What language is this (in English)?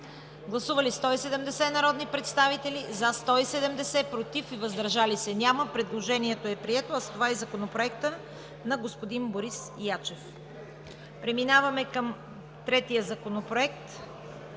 Bulgarian